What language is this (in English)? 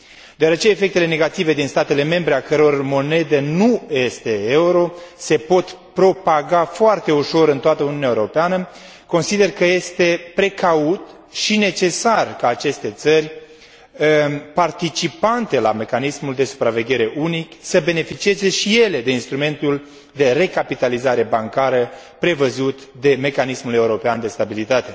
Romanian